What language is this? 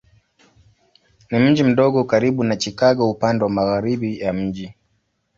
Swahili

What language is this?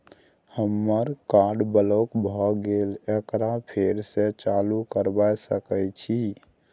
Maithili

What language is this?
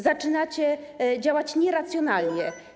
Polish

